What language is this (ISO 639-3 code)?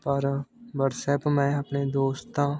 pan